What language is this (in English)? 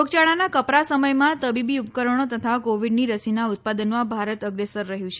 Gujarati